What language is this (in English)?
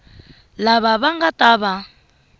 Tsonga